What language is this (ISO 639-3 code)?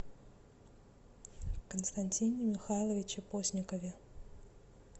rus